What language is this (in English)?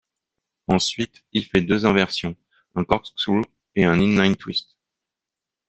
French